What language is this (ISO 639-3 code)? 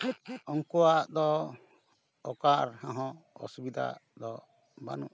sat